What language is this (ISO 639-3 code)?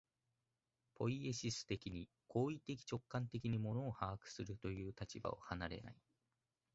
jpn